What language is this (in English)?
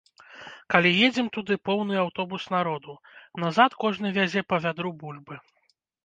Belarusian